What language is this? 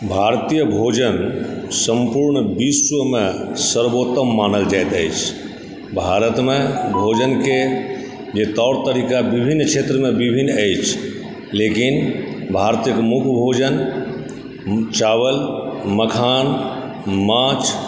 Maithili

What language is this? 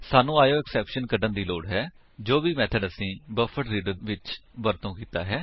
Punjabi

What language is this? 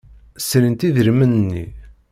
Kabyle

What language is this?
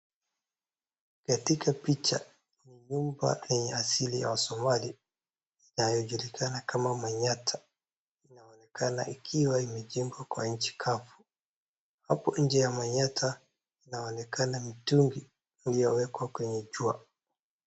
Swahili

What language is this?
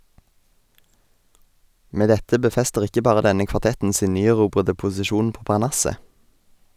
Norwegian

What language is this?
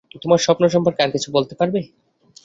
Bangla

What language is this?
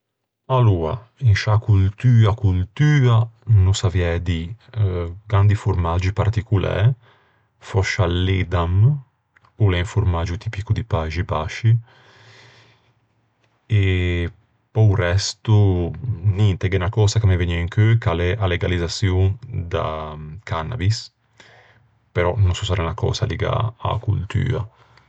Ligurian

